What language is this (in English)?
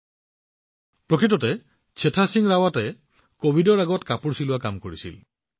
Assamese